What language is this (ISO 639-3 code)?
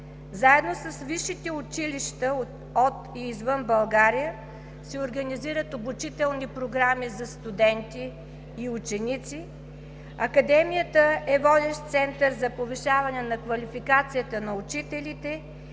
bul